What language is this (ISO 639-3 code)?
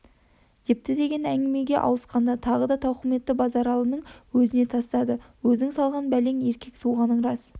kaz